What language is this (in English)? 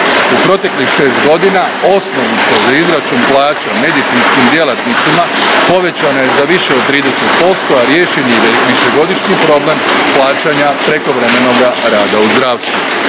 Croatian